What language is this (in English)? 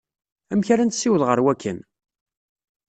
Kabyle